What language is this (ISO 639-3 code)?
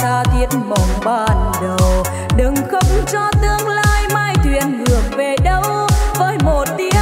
vie